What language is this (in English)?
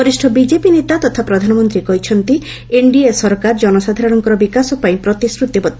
Odia